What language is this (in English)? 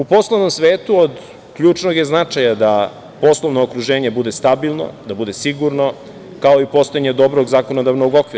Serbian